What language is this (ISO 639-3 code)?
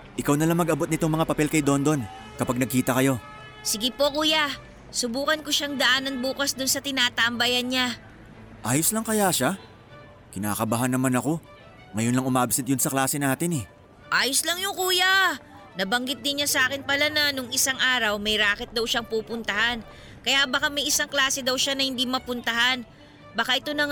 fil